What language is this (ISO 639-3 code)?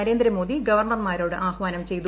mal